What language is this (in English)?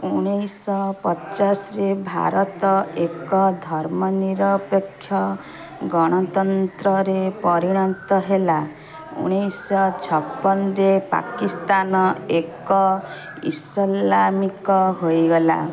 Odia